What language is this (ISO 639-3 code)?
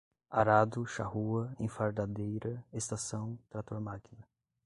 por